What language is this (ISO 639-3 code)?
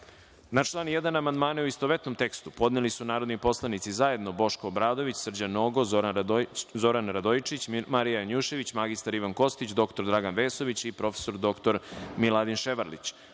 srp